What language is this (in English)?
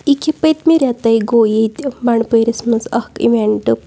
Kashmiri